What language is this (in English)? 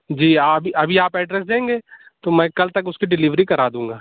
Urdu